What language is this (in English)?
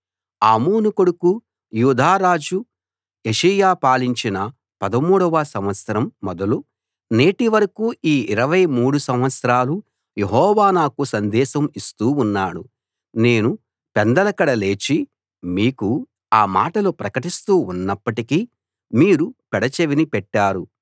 Telugu